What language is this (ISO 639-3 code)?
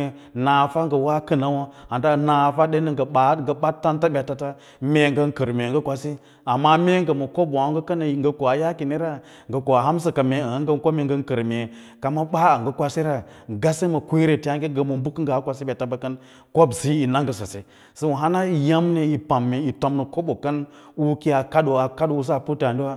lla